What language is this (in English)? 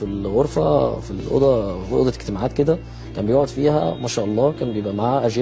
Arabic